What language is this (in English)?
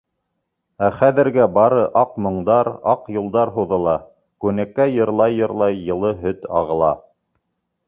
Bashkir